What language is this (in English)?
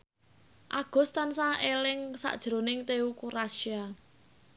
Javanese